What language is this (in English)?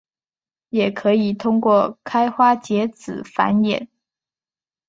Chinese